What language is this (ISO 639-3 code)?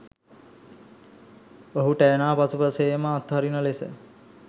sin